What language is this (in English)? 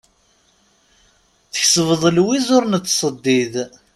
Kabyle